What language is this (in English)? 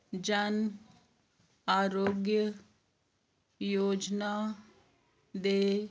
Punjabi